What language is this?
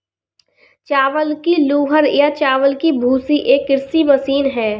Hindi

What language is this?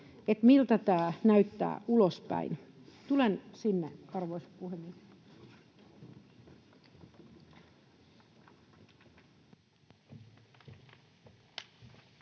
Finnish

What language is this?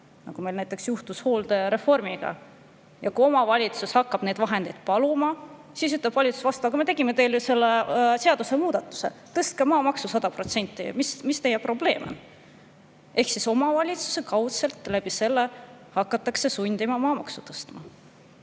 Estonian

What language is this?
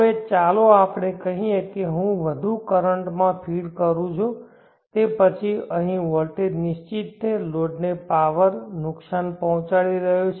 Gujarati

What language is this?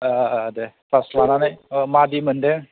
Bodo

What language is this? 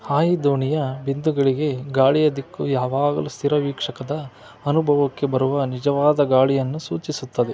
Kannada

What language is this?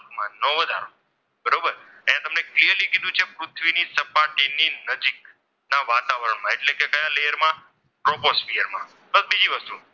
Gujarati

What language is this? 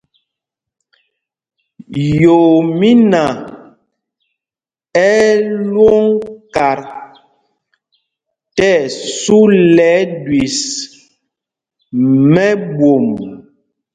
Mpumpong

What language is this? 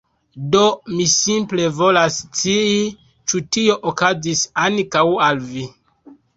Esperanto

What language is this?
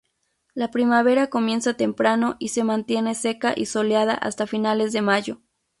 Spanish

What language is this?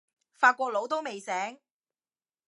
Cantonese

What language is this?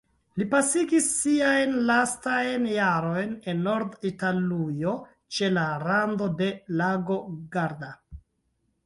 Esperanto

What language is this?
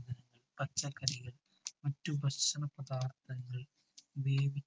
Malayalam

